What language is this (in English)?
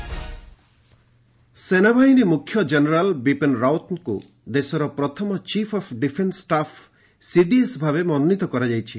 Odia